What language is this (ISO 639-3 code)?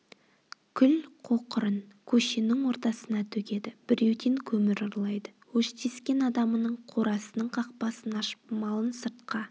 kaz